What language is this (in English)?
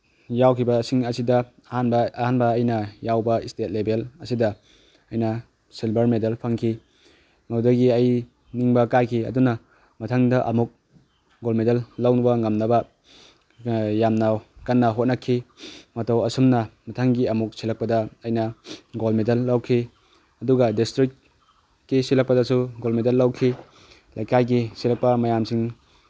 Manipuri